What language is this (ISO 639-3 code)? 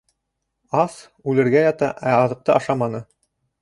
bak